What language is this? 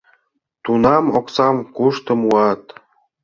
Mari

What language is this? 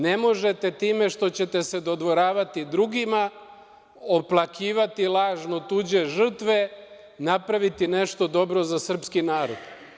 Serbian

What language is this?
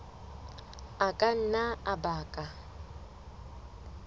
Southern Sotho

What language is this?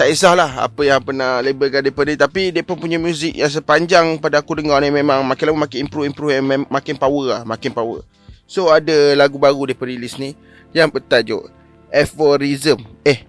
Malay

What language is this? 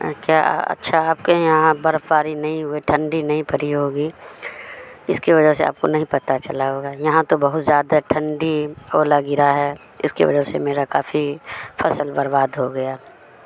Urdu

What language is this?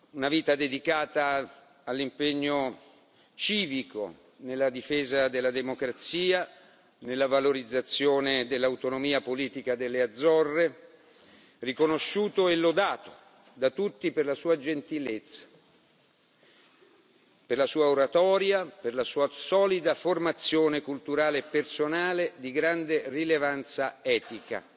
Italian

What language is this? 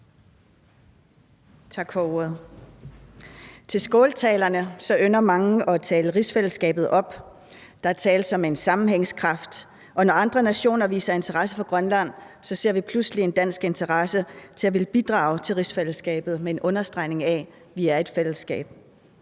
Danish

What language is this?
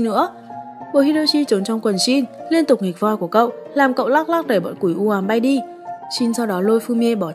Vietnamese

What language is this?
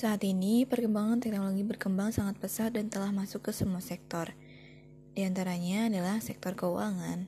Indonesian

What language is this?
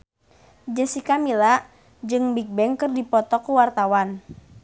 Sundanese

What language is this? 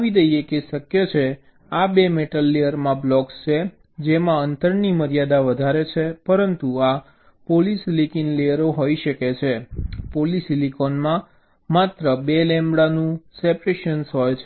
Gujarati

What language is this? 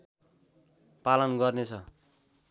Nepali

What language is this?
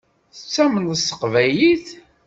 Kabyle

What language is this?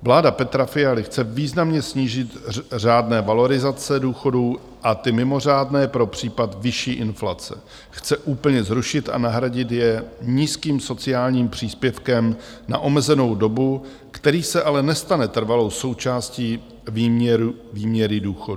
Czech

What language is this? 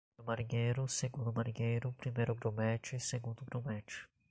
Portuguese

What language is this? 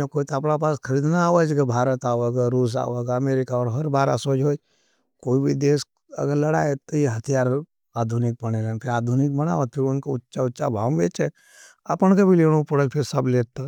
Nimadi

